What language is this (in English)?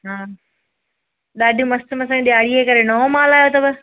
Sindhi